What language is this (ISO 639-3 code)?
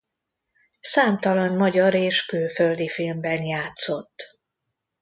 hun